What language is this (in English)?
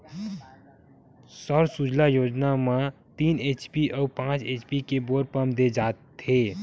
Chhattisgarhi